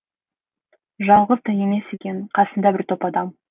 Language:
Kazakh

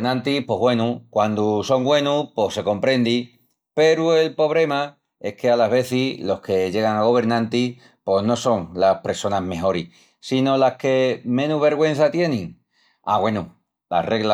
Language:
Extremaduran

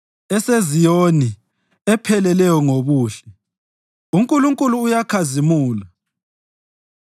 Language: North Ndebele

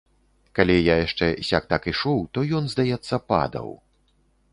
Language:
Belarusian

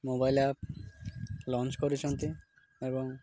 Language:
Odia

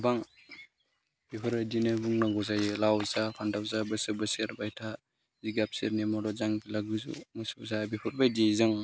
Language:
Bodo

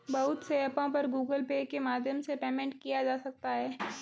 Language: Hindi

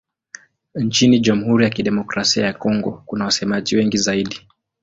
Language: Swahili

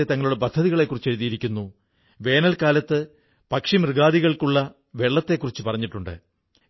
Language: Malayalam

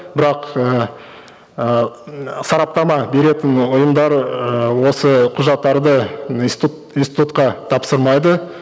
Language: Kazakh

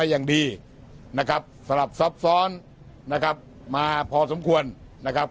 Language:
Thai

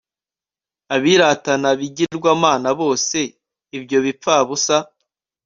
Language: Kinyarwanda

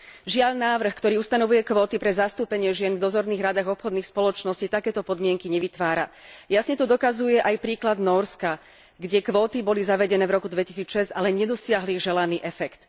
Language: Slovak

